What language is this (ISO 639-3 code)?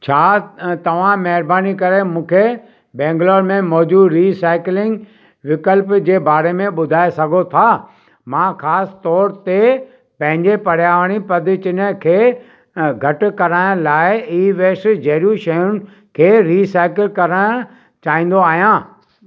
snd